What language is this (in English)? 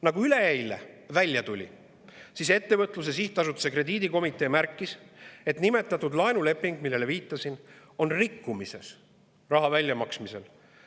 Estonian